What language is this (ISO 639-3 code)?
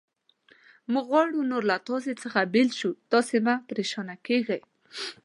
pus